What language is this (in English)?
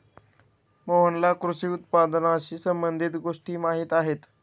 Marathi